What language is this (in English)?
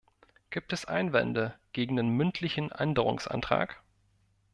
German